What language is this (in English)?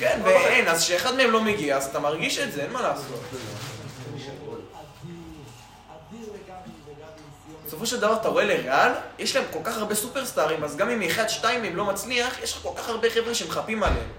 Hebrew